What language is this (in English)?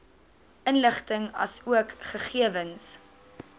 Afrikaans